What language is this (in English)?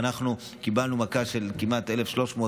Hebrew